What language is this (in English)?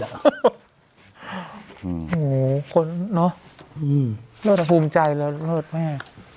Thai